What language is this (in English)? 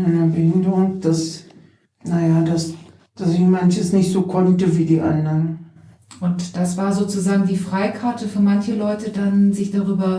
German